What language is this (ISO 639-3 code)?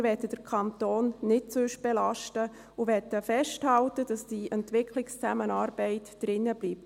gsw